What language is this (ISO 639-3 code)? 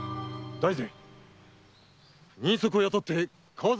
jpn